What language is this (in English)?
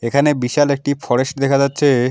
Bangla